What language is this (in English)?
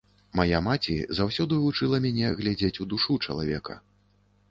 Belarusian